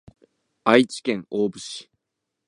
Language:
Japanese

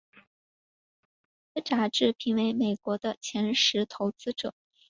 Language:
Chinese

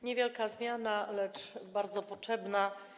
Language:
Polish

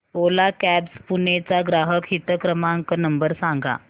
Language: Marathi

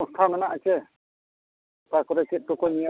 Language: Santali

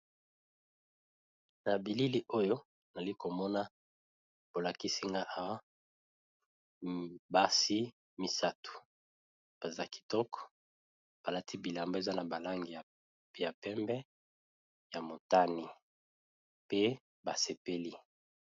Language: Lingala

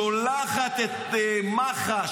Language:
Hebrew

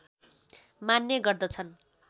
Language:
Nepali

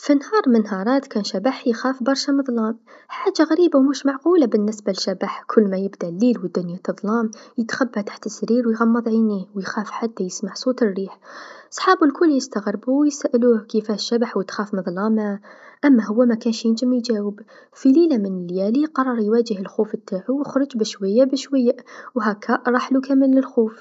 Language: Tunisian Arabic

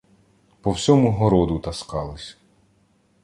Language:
Ukrainian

